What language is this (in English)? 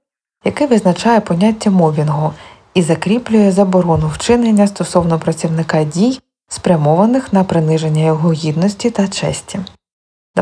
Ukrainian